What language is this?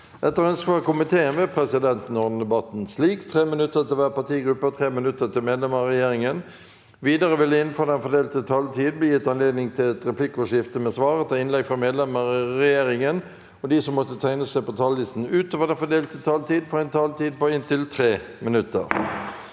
Norwegian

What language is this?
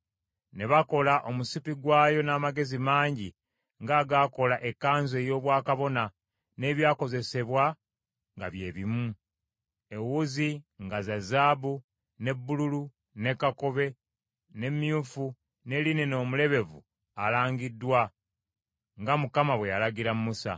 Ganda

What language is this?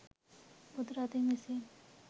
Sinhala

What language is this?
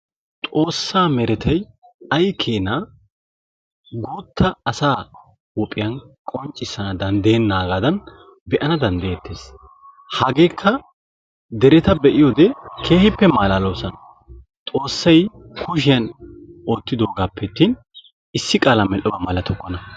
Wolaytta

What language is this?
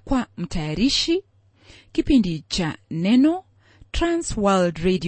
Swahili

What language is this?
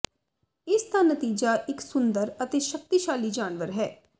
Punjabi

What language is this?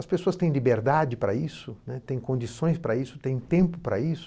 Portuguese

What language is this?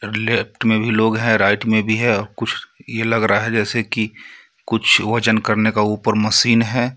Hindi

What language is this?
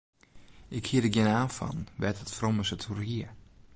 Western Frisian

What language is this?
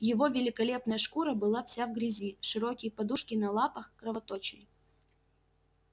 Russian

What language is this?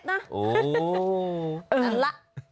Thai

